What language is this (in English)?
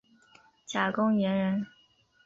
Chinese